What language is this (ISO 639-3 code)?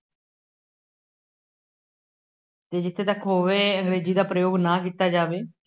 pan